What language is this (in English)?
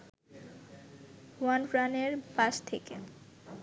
Bangla